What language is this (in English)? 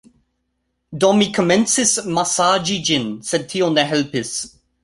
Esperanto